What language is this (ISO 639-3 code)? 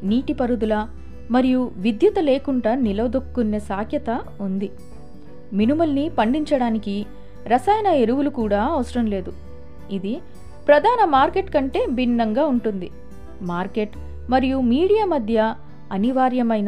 tel